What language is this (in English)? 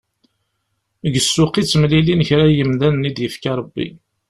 Kabyle